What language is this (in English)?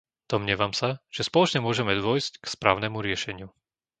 Slovak